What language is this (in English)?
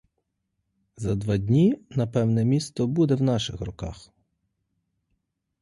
Ukrainian